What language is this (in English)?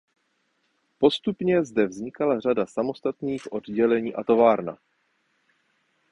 Czech